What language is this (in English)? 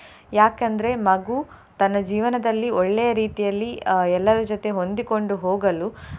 Kannada